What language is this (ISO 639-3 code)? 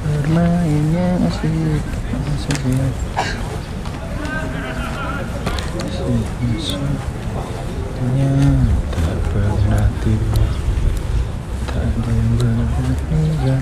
ind